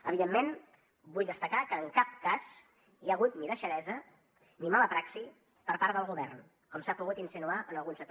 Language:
Catalan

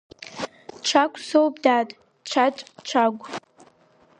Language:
Abkhazian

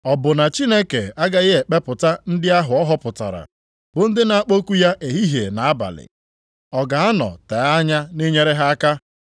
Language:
Igbo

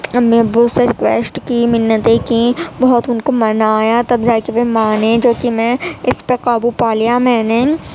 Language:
Urdu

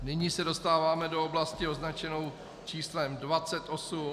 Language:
Czech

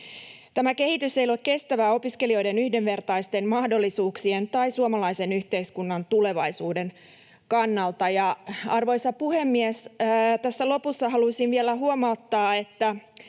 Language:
Finnish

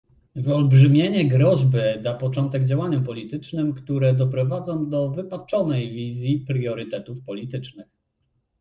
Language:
Polish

